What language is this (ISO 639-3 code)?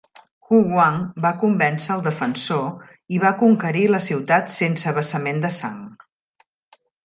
cat